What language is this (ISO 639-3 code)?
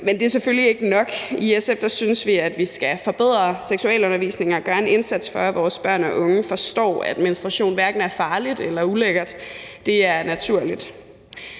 dan